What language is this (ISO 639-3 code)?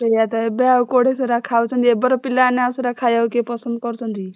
ori